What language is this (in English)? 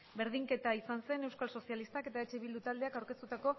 Basque